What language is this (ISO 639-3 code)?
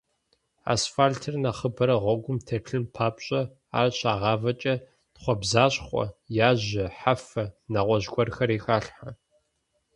kbd